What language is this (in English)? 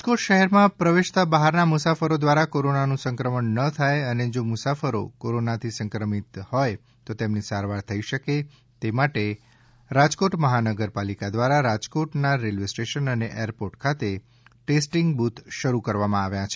Gujarati